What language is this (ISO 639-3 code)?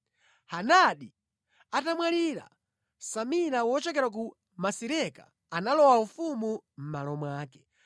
nya